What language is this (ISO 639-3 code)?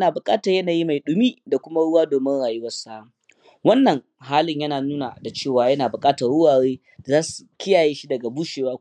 hau